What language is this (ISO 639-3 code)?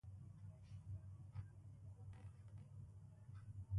bce